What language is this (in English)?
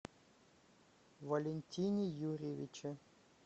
Russian